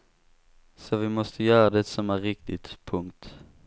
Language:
Swedish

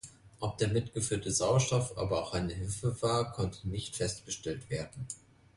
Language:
German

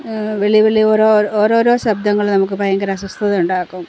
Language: Malayalam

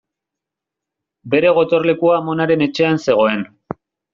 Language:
Basque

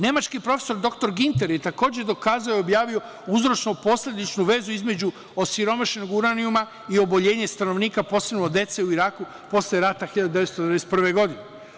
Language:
Serbian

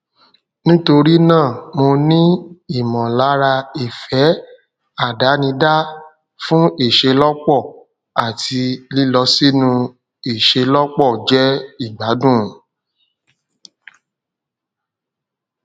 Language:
Yoruba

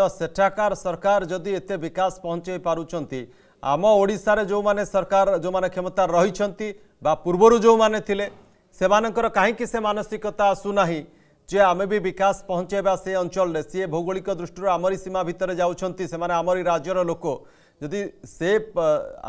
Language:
Hindi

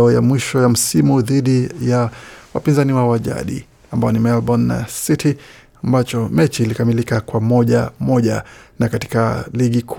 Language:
Swahili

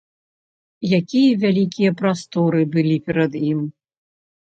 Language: Belarusian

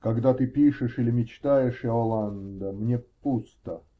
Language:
Russian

